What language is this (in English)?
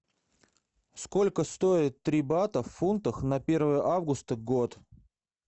Russian